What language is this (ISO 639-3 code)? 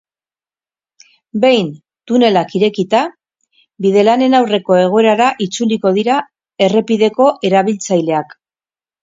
eus